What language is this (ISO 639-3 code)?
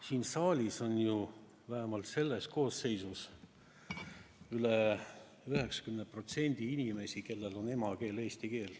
est